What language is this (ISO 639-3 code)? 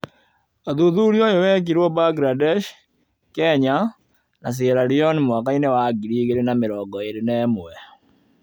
kik